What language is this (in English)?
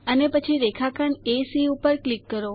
Gujarati